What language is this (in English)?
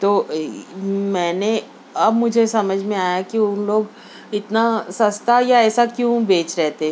Urdu